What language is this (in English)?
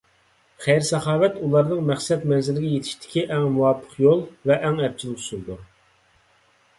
Uyghur